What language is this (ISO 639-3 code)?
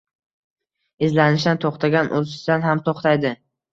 uzb